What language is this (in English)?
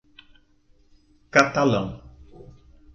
Portuguese